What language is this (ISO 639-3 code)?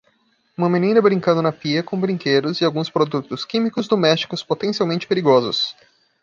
por